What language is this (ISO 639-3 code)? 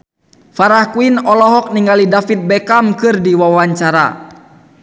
sun